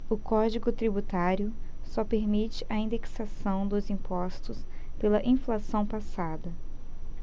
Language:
Portuguese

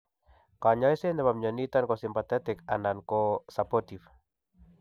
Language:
Kalenjin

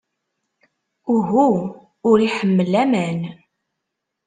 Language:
Kabyle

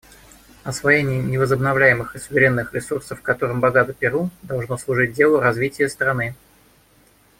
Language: Russian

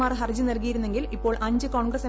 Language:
Malayalam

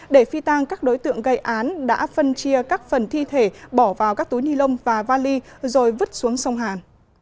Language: Vietnamese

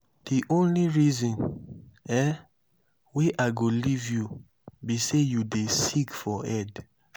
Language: Nigerian Pidgin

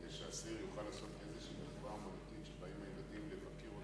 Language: Hebrew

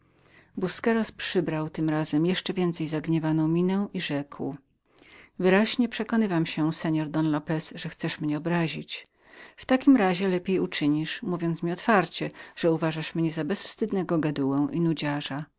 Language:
Polish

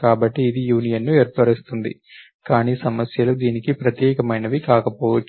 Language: Telugu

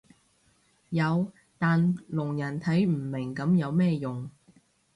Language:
Cantonese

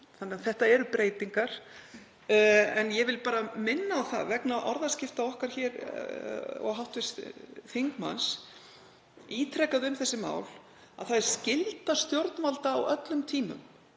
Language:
Icelandic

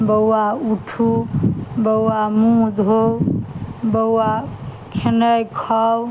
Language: Maithili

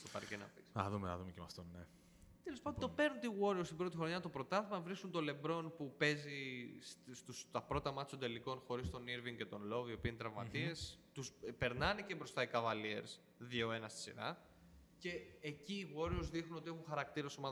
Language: Greek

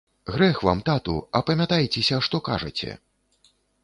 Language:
Belarusian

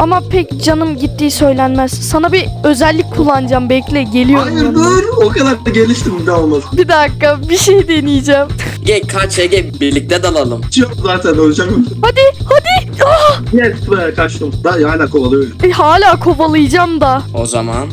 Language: Turkish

